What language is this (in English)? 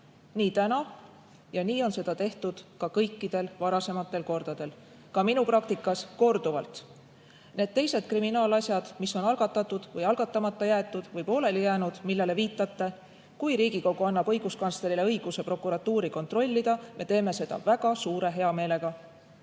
Estonian